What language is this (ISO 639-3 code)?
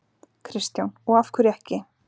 isl